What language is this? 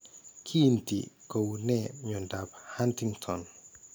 Kalenjin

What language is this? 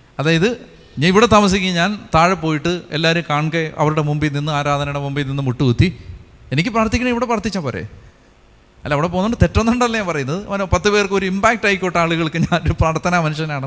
Malayalam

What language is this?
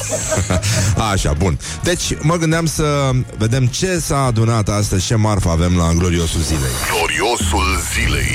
Romanian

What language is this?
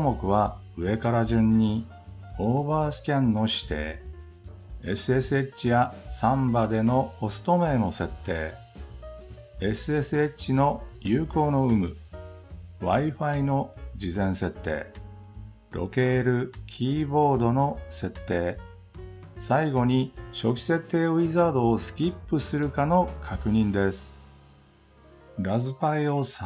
Japanese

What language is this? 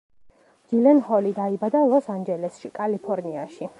Georgian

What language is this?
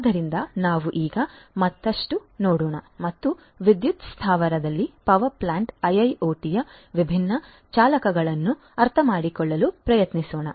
Kannada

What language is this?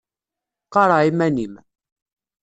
Kabyle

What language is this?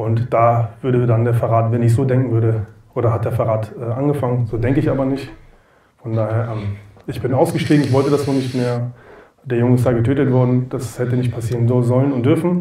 German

